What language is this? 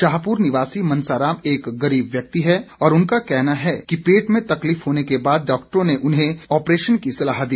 Hindi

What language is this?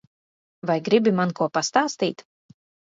Latvian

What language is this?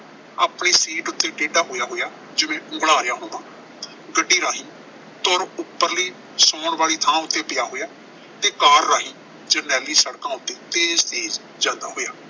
Punjabi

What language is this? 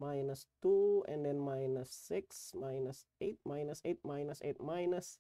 English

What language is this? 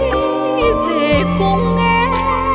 Vietnamese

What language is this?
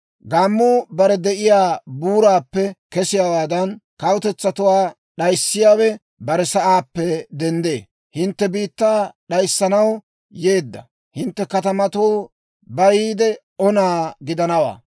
Dawro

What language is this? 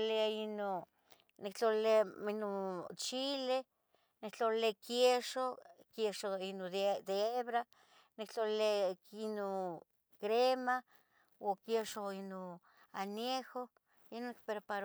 Tetelcingo Nahuatl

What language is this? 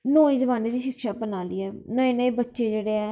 Dogri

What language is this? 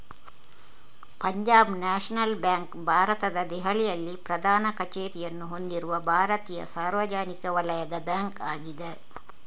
Kannada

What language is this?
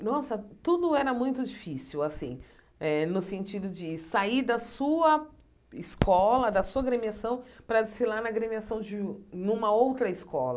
Portuguese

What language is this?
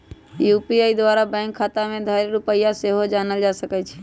Magahi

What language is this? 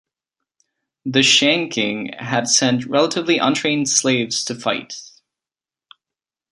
English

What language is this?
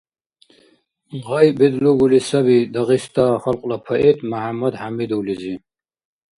Dargwa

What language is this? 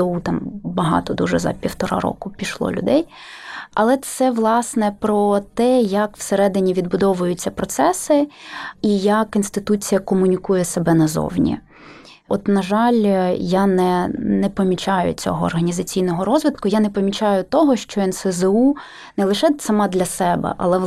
Ukrainian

